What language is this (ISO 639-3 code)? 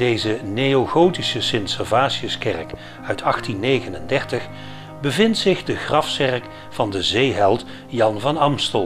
nld